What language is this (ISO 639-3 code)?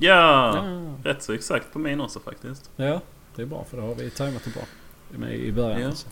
swe